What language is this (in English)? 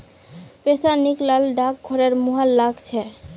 Magahi